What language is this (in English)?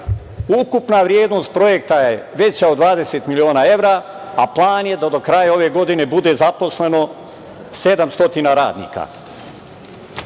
Serbian